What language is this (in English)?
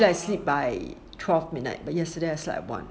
English